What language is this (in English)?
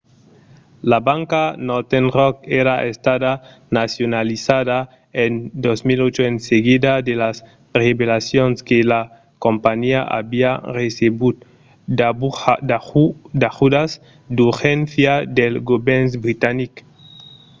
Occitan